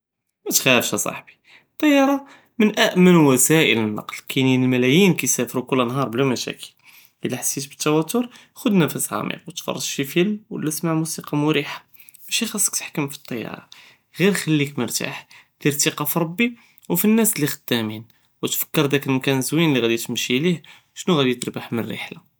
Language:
Judeo-Arabic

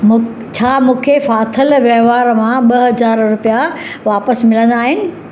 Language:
Sindhi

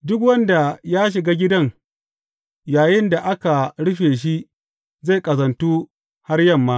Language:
Hausa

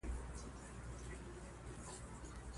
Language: Pashto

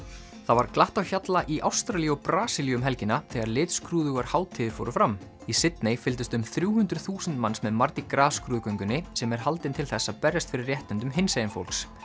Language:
Icelandic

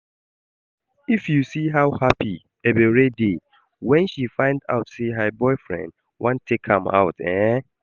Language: Nigerian Pidgin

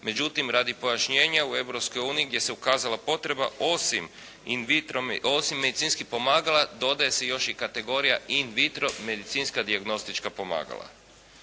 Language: Croatian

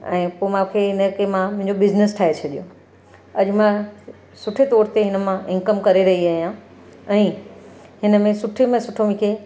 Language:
Sindhi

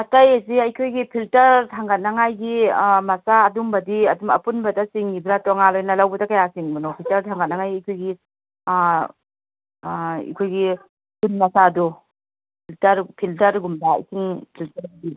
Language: Manipuri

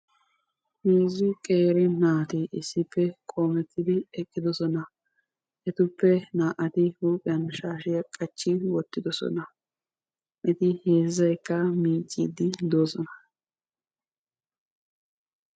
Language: Wolaytta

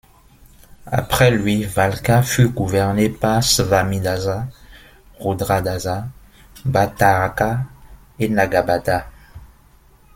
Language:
French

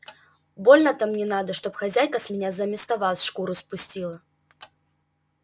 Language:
Russian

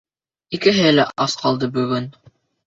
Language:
Bashkir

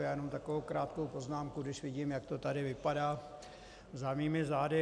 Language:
Czech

